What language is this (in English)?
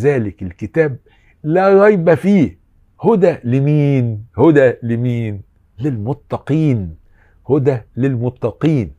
Arabic